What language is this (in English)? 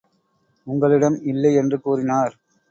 Tamil